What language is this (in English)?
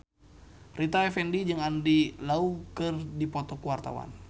Sundanese